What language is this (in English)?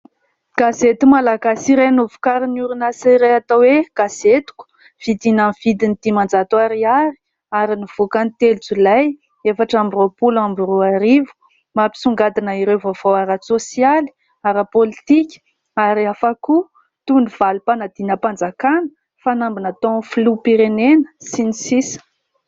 Malagasy